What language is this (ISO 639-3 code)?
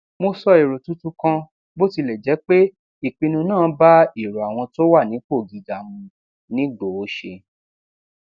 yor